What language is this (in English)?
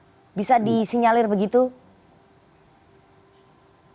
Indonesian